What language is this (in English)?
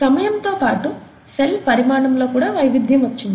Telugu